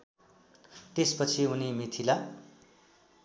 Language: Nepali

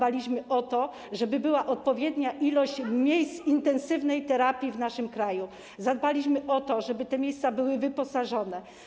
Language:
Polish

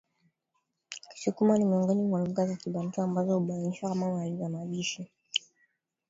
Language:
Swahili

